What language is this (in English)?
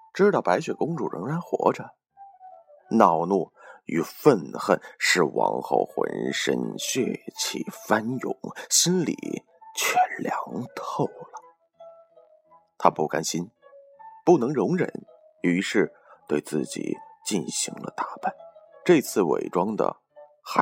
Chinese